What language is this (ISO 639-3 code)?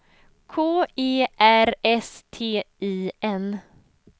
swe